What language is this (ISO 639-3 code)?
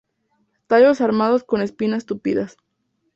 spa